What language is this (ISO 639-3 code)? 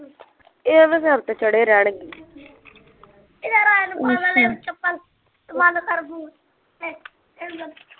pan